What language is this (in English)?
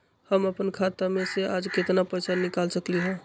Magahi